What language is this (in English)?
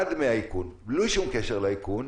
Hebrew